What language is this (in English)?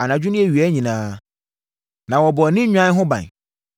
Akan